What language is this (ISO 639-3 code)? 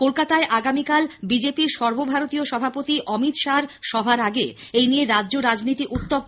ben